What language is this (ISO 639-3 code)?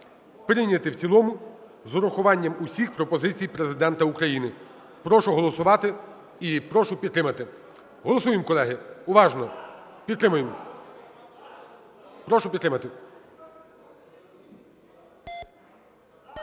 ukr